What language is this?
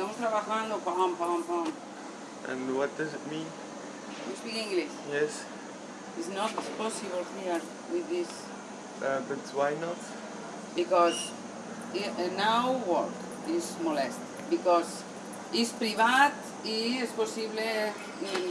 Dutch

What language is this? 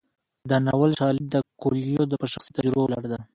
Pashto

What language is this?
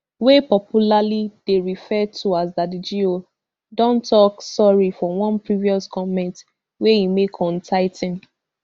Nigerian Pidgin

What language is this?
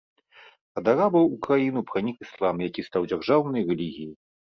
Belarusian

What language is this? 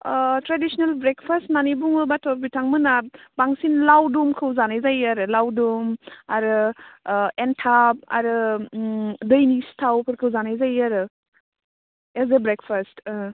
Bodo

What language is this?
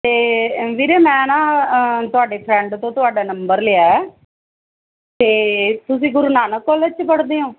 Punjabi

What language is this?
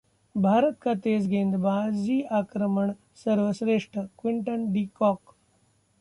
Hindi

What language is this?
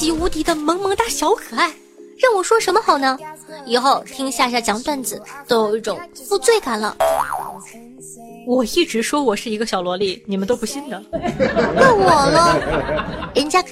Chinese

